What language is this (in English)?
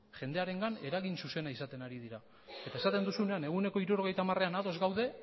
Basque